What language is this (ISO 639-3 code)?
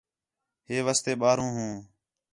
xhe